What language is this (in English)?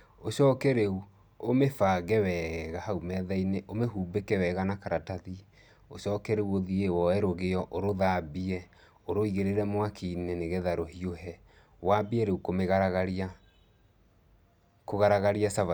Kikuyu